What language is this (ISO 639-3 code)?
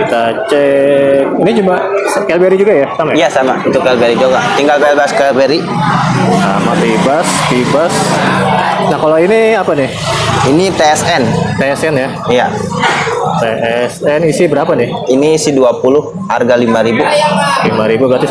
ind